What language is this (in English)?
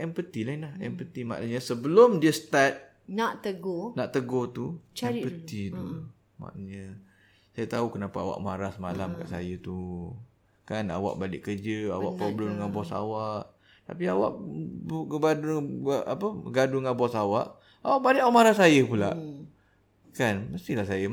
Malay